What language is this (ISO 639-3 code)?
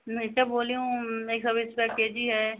hin